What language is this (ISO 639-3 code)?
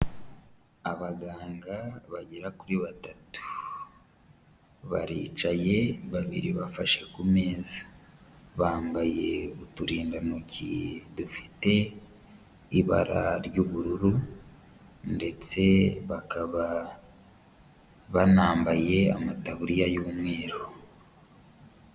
kin